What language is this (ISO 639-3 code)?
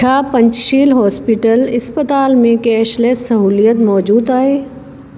snd